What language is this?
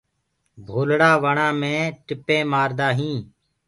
Gurgula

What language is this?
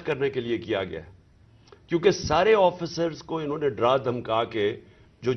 Urdu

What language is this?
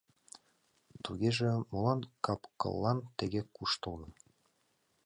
Mari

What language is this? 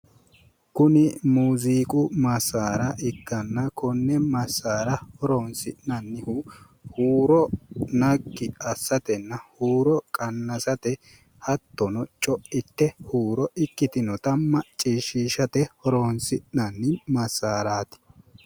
Sidamo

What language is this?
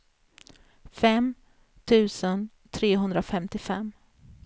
Swedish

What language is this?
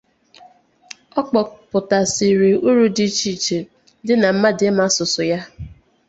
Igbo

